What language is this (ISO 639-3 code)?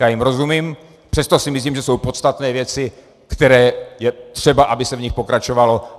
ces